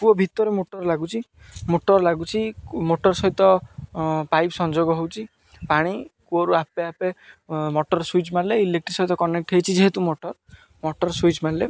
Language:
Odia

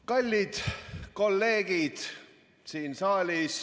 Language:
Estonian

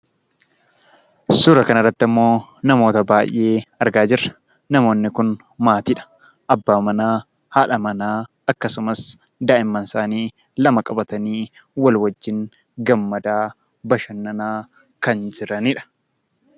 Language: Oromo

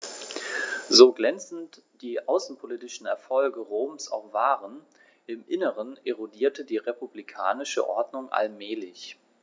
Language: German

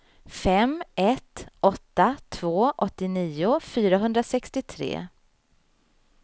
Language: Swedish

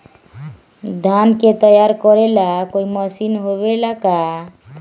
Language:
Magahi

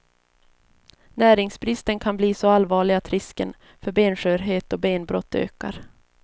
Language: Swedish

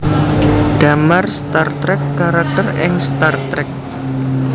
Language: Javanese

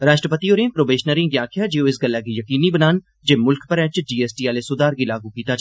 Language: Dogri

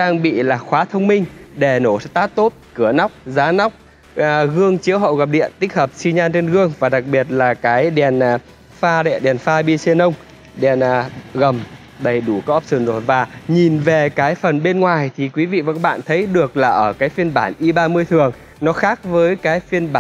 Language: Vietnamese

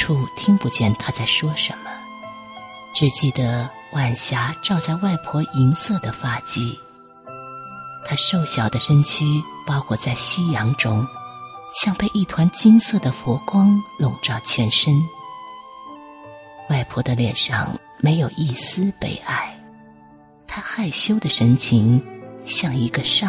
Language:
Chinese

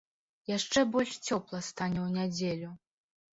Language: Belarusian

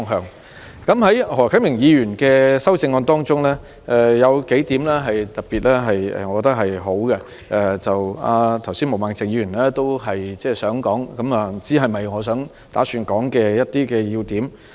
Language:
Cantonese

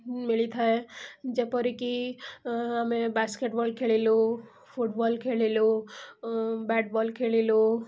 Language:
Odia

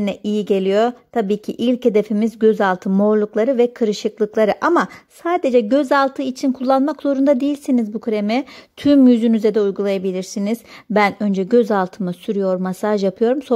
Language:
Turkish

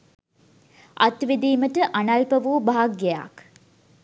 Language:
Sinhala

